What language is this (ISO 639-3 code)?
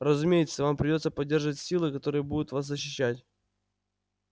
rus